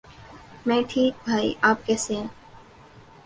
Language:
Urdu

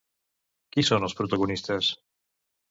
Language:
Catalan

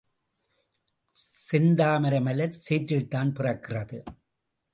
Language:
Tamil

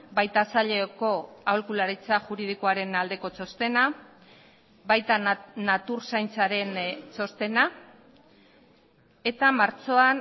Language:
Basque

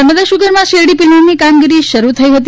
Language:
Gujarati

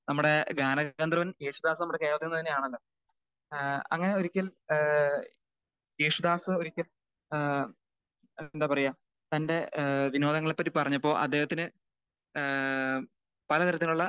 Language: Malayalam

